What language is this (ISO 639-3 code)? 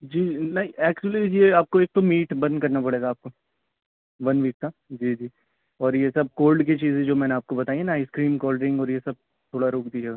urd